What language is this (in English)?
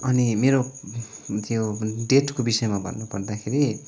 Nepali